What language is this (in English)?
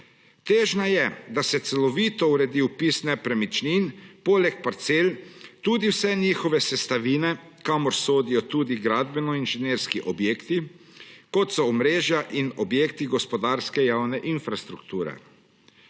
Slovenian